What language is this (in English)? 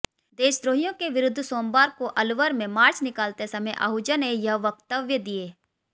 Hindi